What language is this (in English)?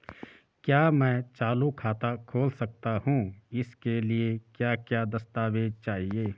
Hindi